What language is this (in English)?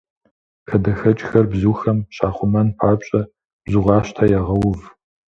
Kabardian